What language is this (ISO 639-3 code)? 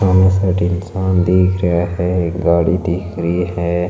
mwr